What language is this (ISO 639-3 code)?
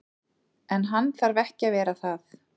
isl